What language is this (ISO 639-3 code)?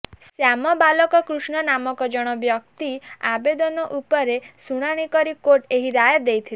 ori